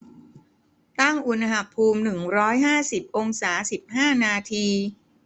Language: Thai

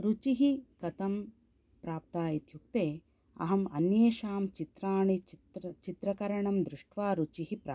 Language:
Sanskrit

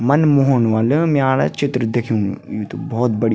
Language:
Garhwali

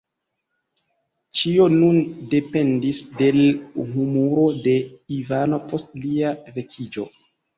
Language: Esperanto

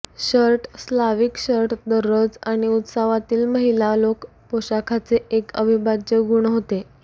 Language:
Marathi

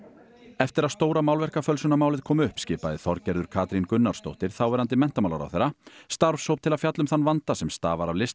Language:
Icelandic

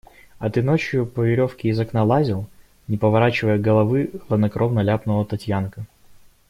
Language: Russian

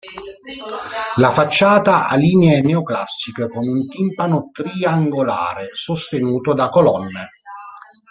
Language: Italian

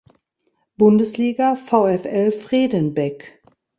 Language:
German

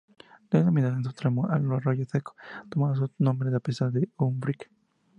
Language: Spanish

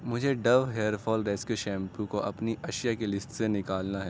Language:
Urdu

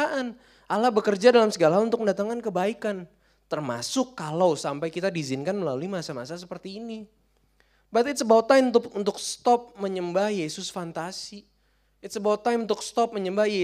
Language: Indonesian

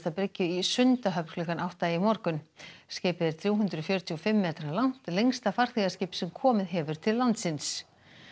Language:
Icelandic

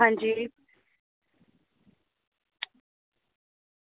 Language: Dogri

